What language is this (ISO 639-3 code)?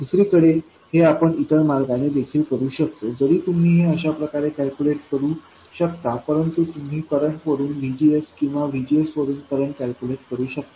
mar